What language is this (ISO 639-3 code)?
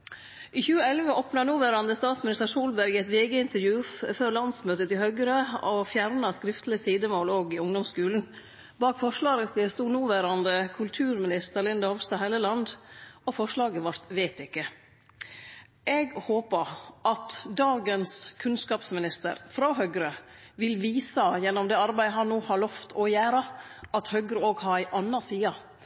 nno